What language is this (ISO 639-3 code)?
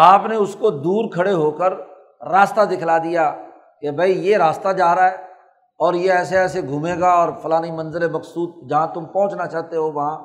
urd